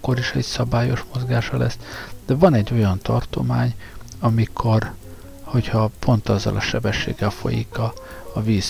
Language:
Hungarian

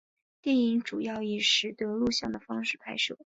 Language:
Chinese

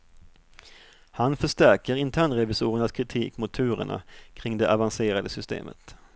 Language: Swedish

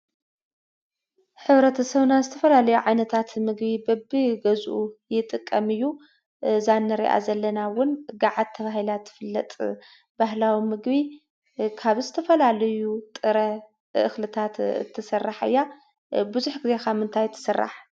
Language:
Tigrinya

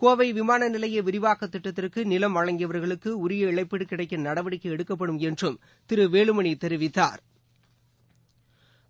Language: Tamil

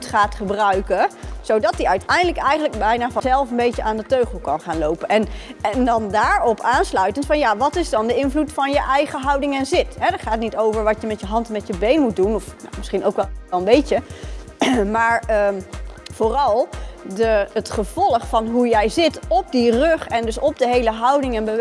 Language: Dutch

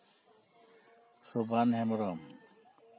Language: Santali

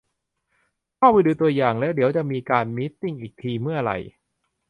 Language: Thai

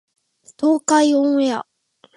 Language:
Japanese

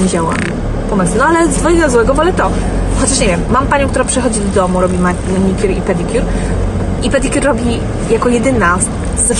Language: Polish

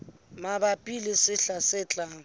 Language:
Southern Sotho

